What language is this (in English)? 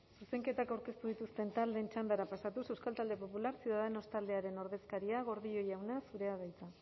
Basque